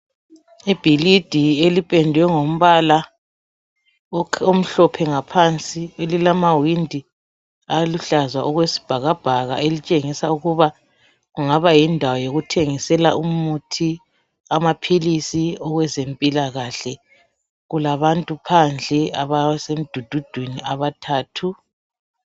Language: North Ndebele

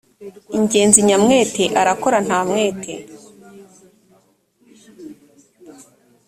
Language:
Kinyarwanda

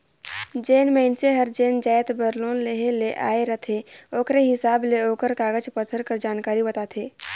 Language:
Chhattisgarhi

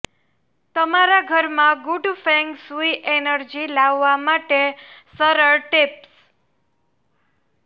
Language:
Gujarati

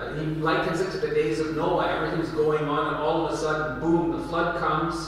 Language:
English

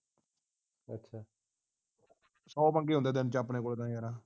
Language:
Punjabi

